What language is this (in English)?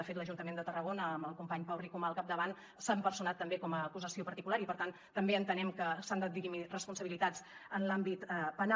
Catalan